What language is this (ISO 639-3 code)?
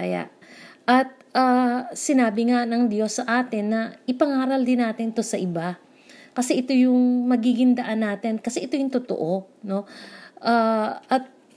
fil